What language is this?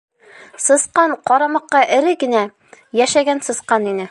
Bashkir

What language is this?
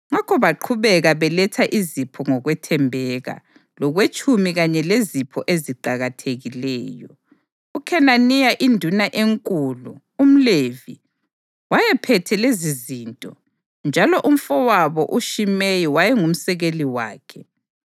North Ndebele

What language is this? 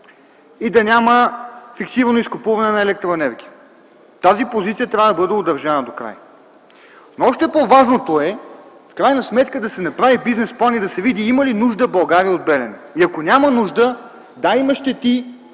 Bulgarian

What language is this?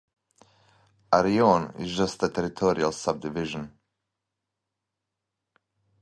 English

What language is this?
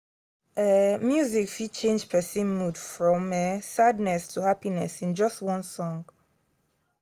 Nigerian Pidgin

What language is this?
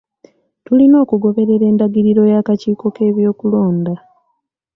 Ganda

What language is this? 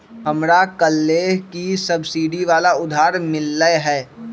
Magahi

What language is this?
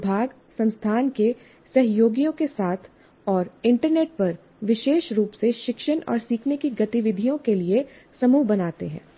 Hindi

